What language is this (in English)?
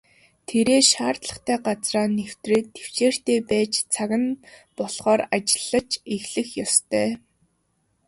Mongolian